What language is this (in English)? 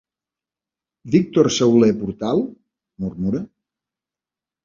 Catalan